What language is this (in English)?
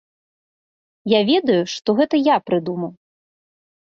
Belarusian